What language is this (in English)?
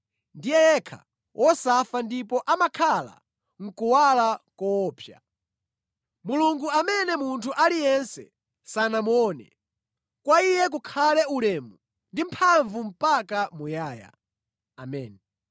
Nyanja